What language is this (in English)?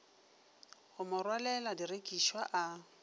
Northern Sotho